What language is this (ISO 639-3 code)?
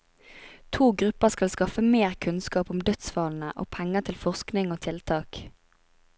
nor